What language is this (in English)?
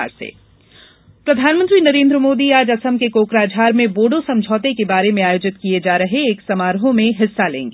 Hindi